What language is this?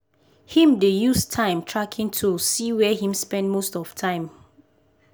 Nigerian Pidgin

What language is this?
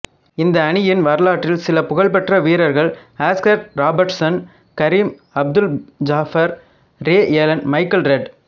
Tamil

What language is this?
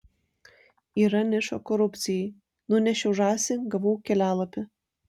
Lithuanian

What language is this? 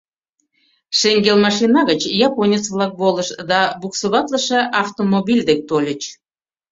Mari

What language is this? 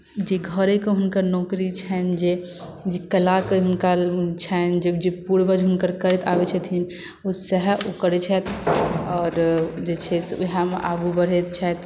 Maithili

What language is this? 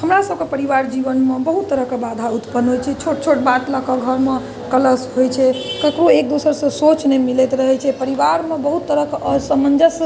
Maithili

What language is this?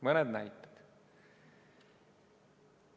Estonian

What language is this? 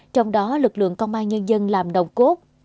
Vietnamese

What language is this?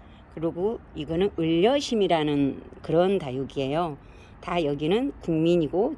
Korean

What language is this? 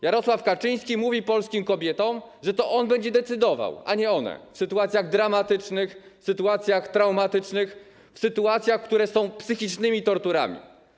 Polish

